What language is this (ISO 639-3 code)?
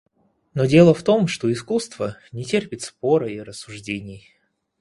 rus